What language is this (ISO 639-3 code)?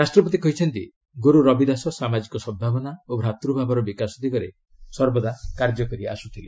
ori